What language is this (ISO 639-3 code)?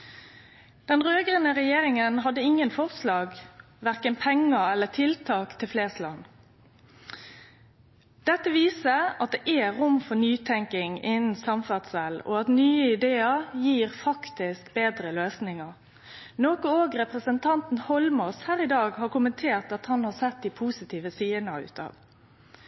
nno